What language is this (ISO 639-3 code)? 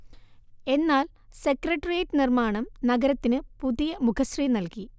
mal